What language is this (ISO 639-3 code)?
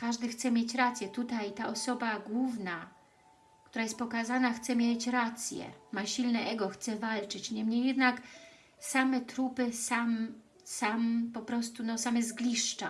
pol